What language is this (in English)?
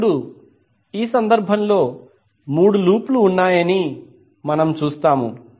Telugu